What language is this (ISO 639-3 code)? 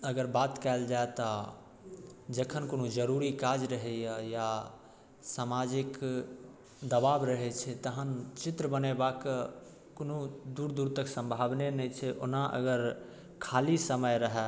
mai